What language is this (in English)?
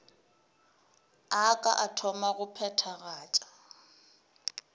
Northern Sotho